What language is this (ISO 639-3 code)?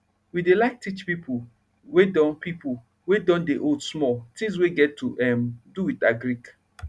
pcm